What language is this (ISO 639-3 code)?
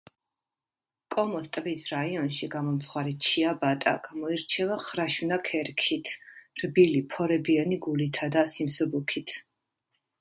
kat